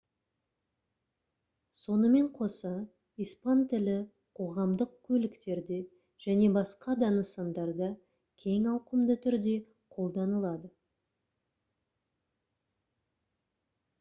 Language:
Kazakh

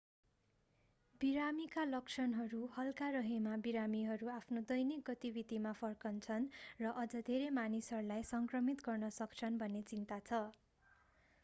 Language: Nepali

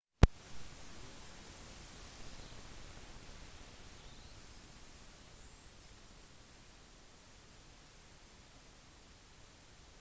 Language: Norwegian Bokmål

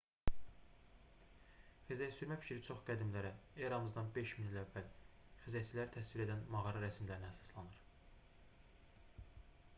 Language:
Azerbaijani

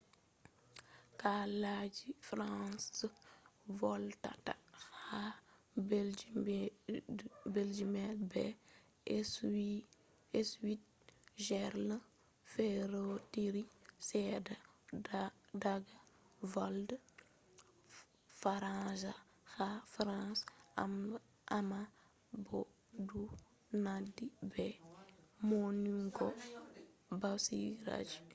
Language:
Fula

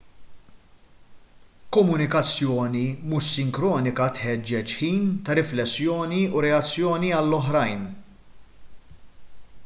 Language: Maltese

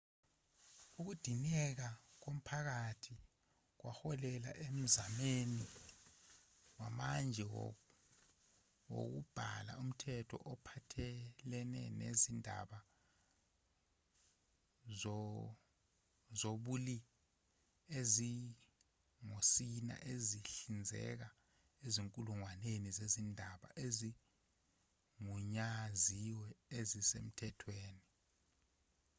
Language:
Zulu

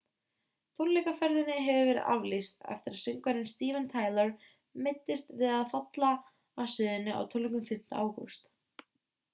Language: Icelandic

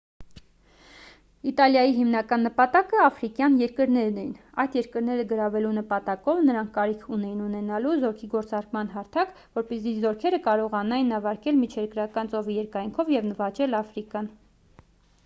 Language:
Armenian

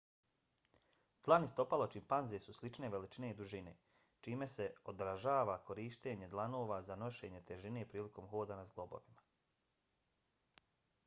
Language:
Bosnian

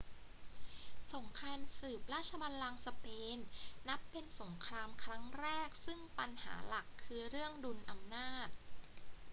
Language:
Thai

